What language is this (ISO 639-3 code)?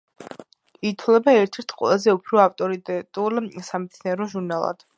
kat